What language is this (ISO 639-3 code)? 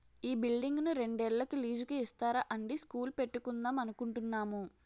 tel